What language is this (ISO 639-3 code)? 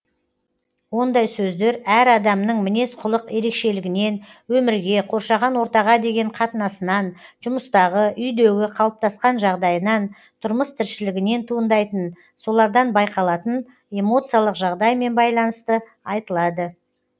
kaz